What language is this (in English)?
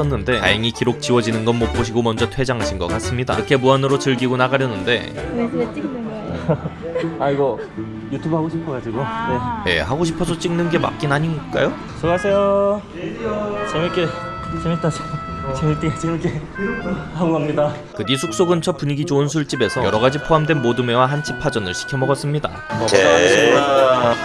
Korean